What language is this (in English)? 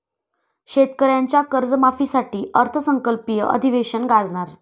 Marathi